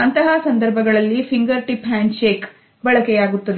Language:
Kannada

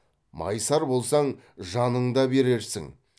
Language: Kazakh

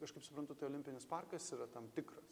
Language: Lithuanian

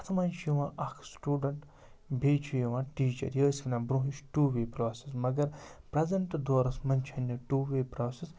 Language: Kashmiri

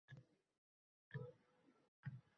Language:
Uzbek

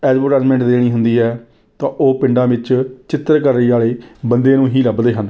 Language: Punjabi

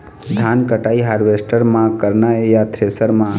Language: Chhattisgarhi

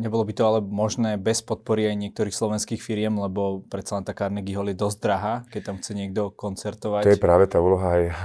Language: Slovak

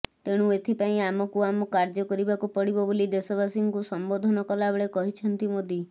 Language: Odia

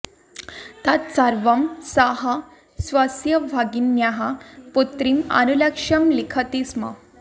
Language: Sanskrit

